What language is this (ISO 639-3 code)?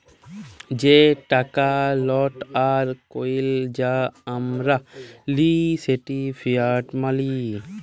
ben